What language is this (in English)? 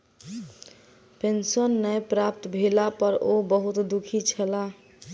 Maithili